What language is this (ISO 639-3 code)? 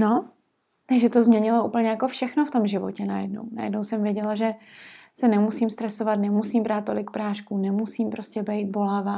ces